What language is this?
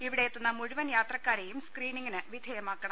Malayalam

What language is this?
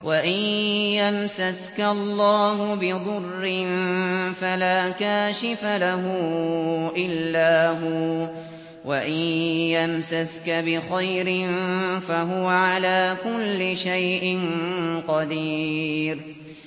Arabic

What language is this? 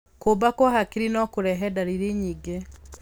Kikuyu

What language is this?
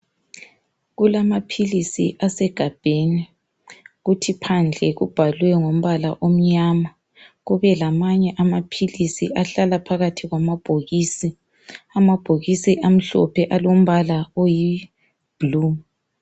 North Ndebele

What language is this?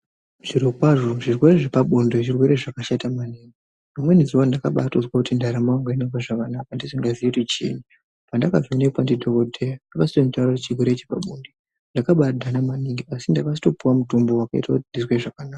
Ndau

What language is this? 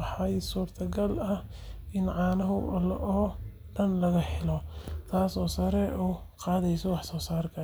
Somali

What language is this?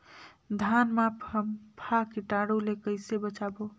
Chhattisgarhi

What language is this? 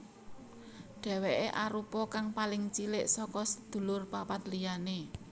Javanese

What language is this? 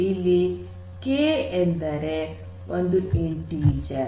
Kannada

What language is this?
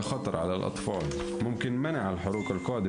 Hebrew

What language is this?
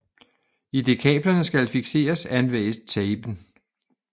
Danish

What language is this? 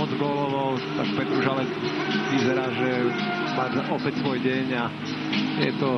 Slovak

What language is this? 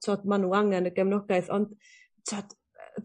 Welsh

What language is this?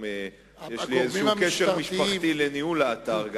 Hebrew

